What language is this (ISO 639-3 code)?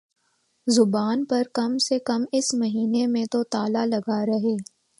urd